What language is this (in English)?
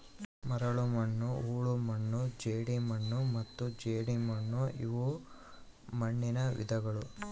Kannada